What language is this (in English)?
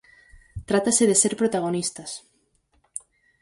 Galician